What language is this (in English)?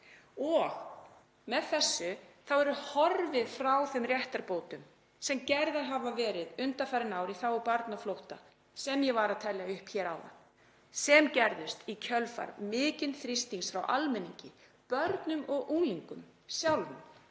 Icelandic